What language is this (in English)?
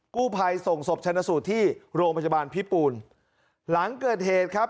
Thai